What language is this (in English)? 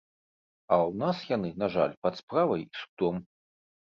Belarusian